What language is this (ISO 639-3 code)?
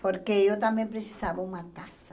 por